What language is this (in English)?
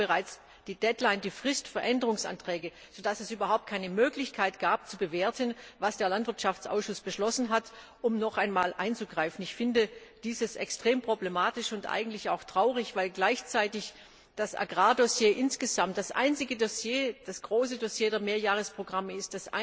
German